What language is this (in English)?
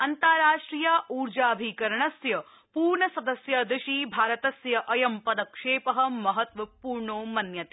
Sanskrit